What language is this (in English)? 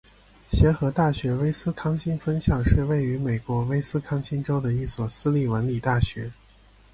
Chinese